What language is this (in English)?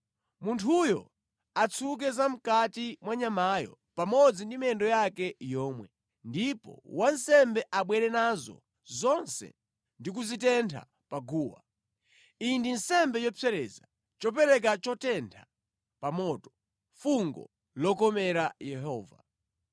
Nyanja